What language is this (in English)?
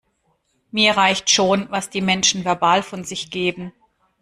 German